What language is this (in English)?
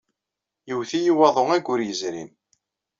Kabyle